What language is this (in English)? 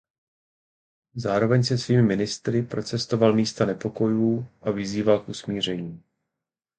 Czech